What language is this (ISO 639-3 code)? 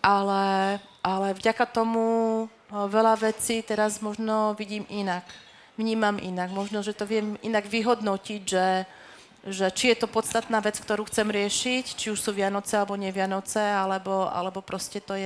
slk